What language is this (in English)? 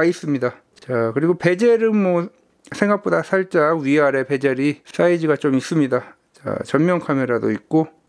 Korean